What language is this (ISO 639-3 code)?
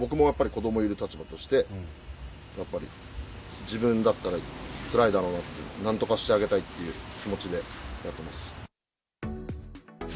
jpn